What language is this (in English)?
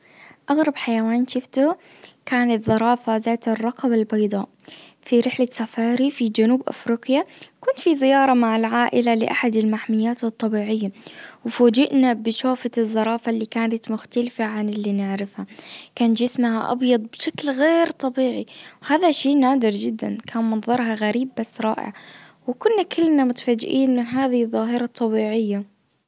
Najdi Arabic